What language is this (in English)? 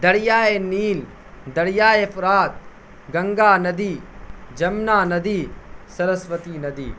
Urdu